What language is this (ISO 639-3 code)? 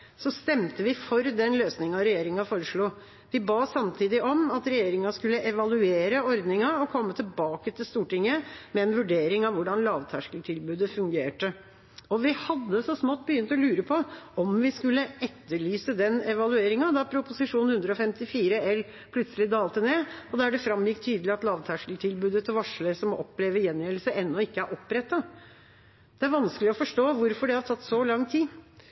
nob